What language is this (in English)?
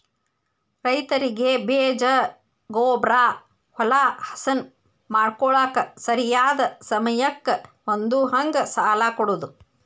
Kannada